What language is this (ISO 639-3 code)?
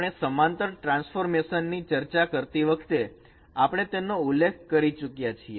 guj